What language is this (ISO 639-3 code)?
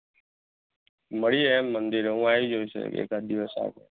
guj